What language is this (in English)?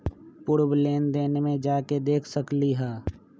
Magahi